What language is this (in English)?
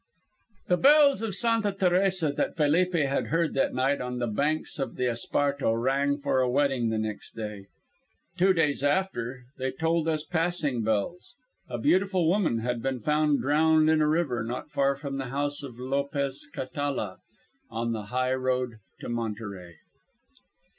English